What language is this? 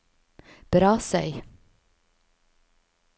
Norwegian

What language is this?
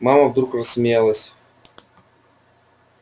Russian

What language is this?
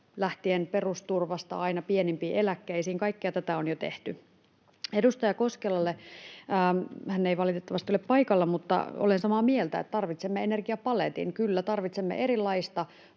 Finnish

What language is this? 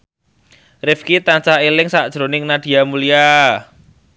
Javanese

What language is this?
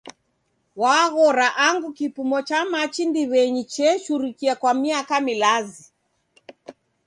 Taita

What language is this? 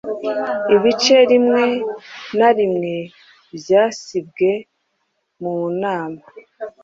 Kinyarwanda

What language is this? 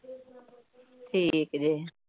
Punjabi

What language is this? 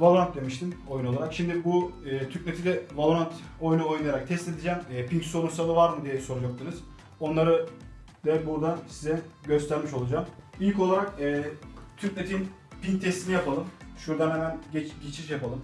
Turkish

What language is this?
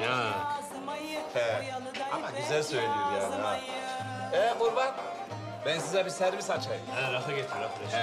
Turkish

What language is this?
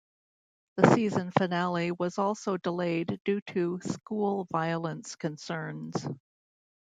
English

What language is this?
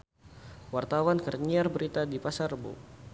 Sundanese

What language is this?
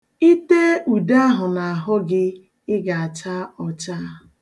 Igbo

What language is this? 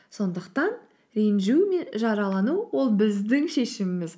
Kazakh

